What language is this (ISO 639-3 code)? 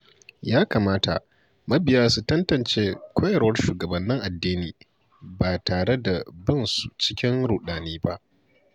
hau